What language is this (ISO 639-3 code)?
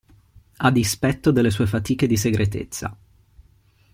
ita